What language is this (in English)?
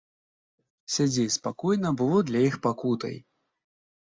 Belarusian